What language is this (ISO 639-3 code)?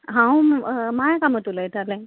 kok